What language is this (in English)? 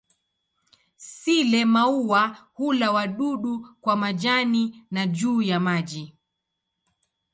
Swahili